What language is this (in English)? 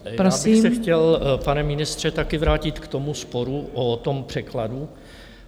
Czech